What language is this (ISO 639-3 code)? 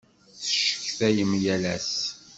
kab